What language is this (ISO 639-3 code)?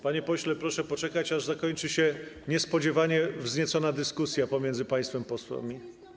pol